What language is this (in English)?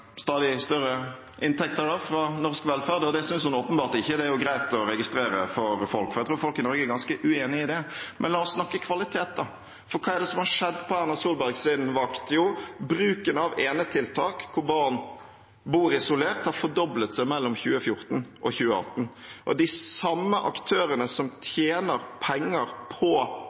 Norwegian Bokmål